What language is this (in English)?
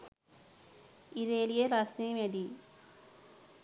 Sinhala